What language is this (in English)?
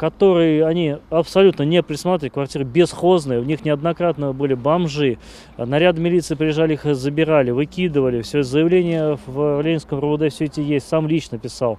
Russian